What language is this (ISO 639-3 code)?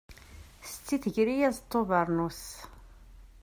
kab